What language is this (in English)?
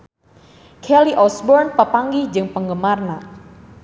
Sundanese